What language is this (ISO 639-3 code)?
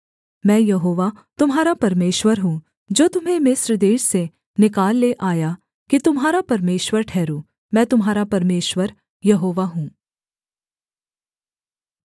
hin